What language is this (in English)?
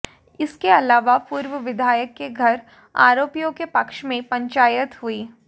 Hindi